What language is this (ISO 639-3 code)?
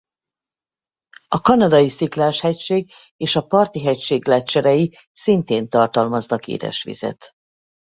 hun